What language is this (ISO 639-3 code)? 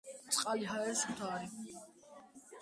kat